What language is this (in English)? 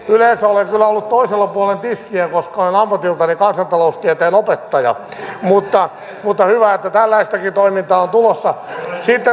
Finnish